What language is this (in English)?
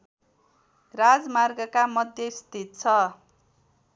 Nepali